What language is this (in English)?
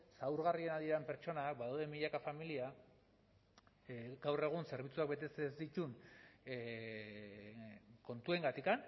Basque